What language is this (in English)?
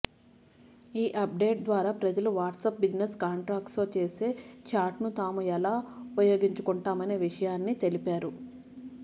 Telugu